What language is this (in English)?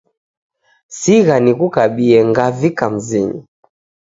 Taita